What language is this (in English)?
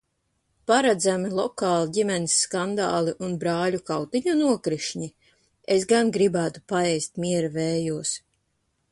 Latvian